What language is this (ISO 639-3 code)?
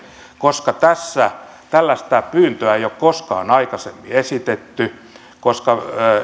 fin